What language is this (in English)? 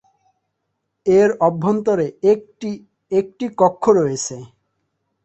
Bangla